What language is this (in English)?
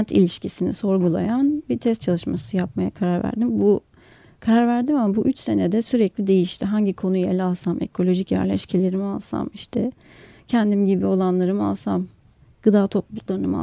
Turkish